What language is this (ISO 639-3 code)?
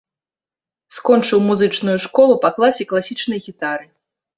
bel